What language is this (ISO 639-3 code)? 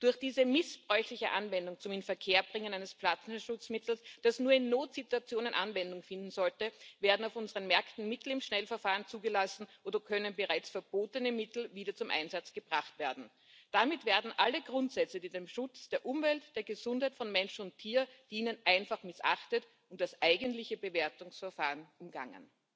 deu